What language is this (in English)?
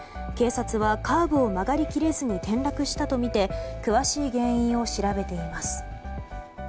Japanese